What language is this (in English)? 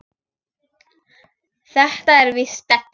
Icelandic